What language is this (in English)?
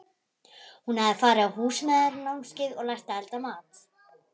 Icelandic